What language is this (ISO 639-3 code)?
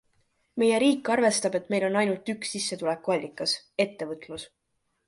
est